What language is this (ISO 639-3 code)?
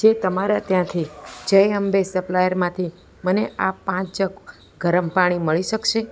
guj